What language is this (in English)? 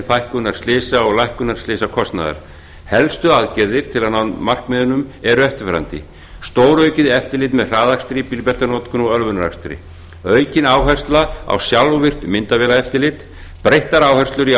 Icelandic